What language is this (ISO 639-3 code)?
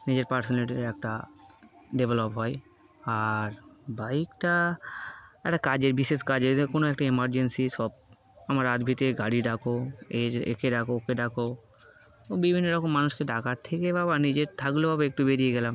ben